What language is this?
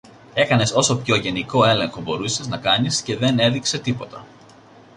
Greek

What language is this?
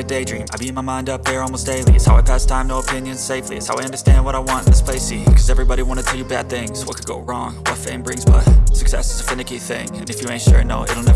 English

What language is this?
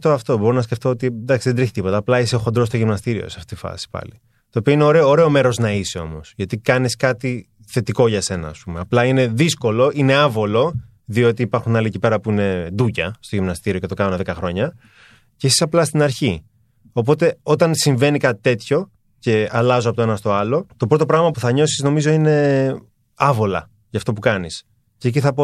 Greek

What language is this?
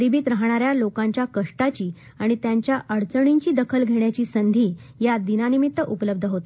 Marathi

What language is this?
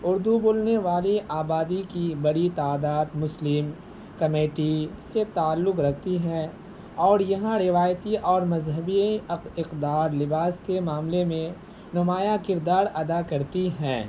Urdu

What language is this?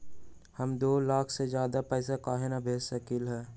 Magahi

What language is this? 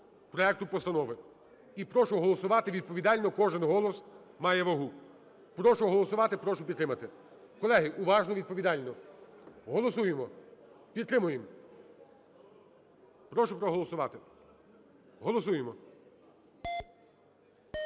Ukrainian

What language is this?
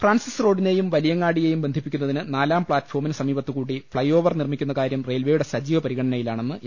Malayalam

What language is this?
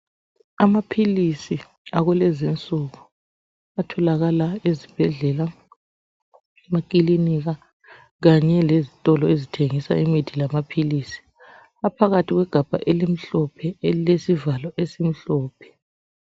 North Ndebele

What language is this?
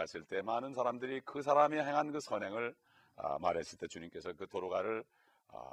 Korean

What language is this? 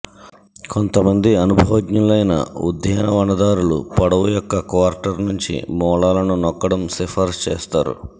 Telugu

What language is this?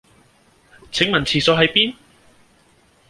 Cantonese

